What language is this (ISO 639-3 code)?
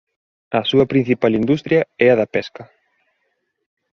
glg